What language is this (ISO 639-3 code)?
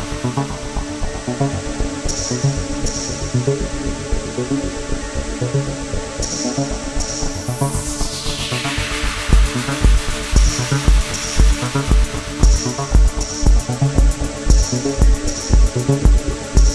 eng